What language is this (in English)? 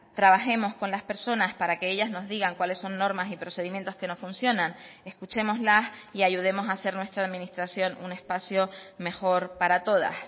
Spanish